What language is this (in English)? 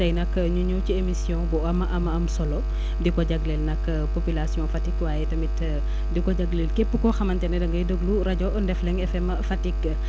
Wolof